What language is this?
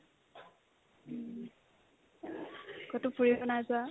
Assamese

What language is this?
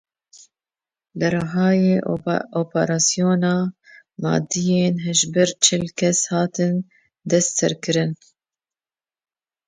Kurdish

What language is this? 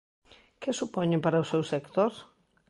Galician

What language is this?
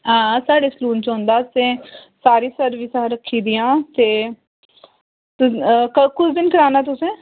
Dogri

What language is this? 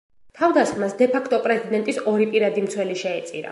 Georgian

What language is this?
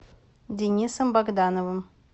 Russian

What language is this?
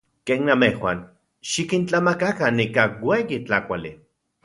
Central Puebla Nahuatl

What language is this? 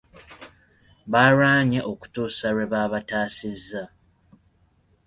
Ganda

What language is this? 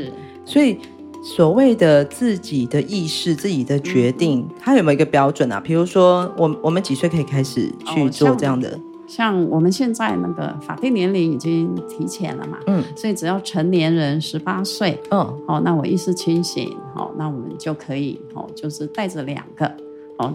Chinese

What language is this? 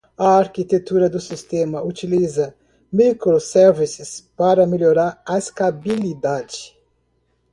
Portuguese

